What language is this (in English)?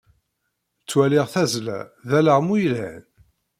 Kabyle